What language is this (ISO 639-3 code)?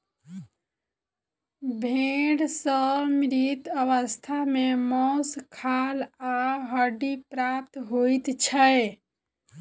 mai